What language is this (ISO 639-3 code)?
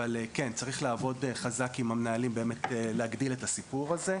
heb